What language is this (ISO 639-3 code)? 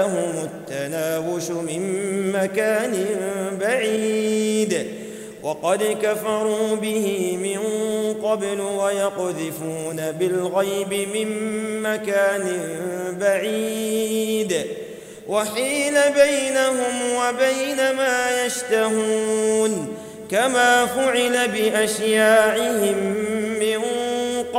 ara